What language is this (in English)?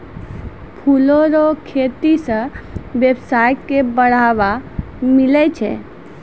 Maithili